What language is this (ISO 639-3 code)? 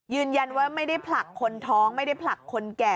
tha